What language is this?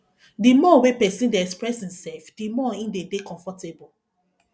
Nigerian Pidgin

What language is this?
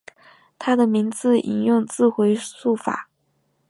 Chinese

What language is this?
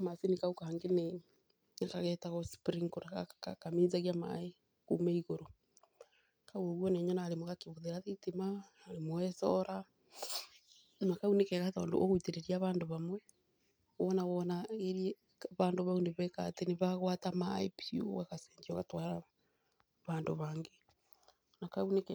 Kikuyu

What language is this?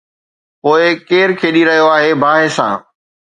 Sindhi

